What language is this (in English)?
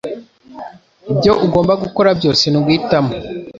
Kinyarwanda